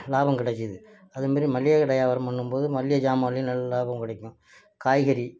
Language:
Tamil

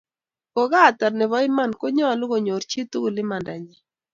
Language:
Kalenjin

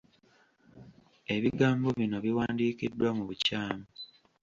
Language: Ganda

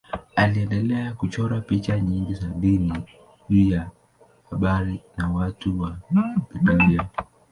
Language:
Swahili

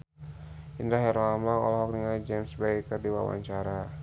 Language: Sundanese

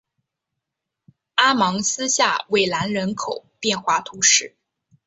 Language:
Chinese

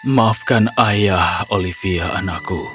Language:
Indonesian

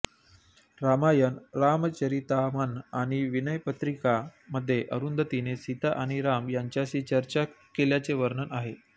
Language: Marathi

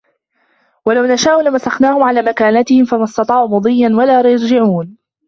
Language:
Arabic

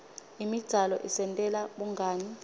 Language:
Swati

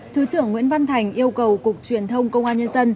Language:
Vietnamese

